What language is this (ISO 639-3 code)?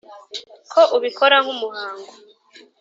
kin